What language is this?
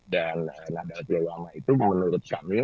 Indonesian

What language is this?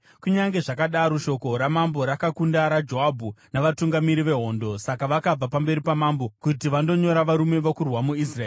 Shona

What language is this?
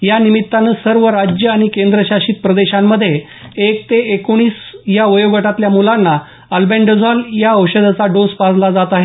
Marathi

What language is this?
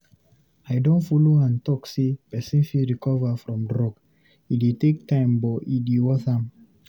Nigerian Pidgin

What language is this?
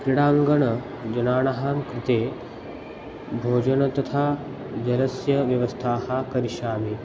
Sanskrit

